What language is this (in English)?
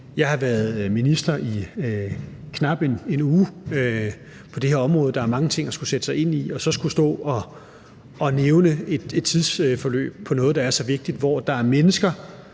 Danish